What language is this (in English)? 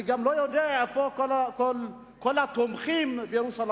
Hebrew